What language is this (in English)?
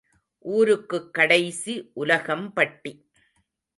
Tamil